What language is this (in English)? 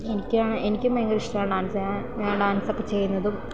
Malayalam